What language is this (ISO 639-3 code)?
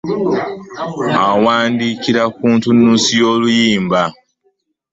lug